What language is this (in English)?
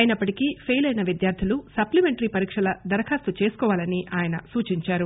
Telugu